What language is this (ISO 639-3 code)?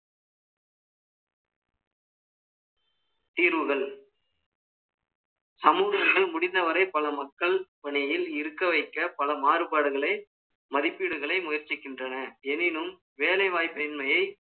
tam